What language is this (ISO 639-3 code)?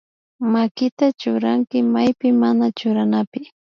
qvi